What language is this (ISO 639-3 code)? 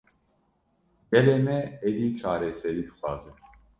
kur